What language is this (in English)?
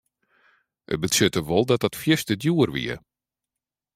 Western Frisian